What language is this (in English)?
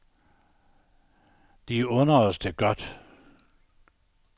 Danish